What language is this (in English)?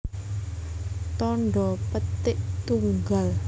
Javanese